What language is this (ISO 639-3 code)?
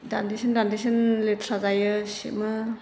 brx